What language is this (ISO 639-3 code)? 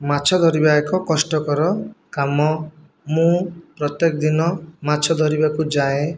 ori